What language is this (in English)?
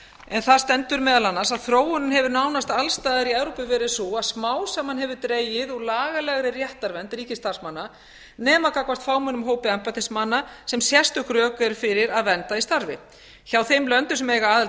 Icelandic